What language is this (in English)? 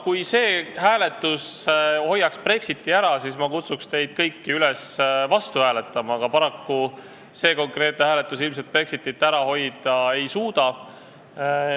Estonian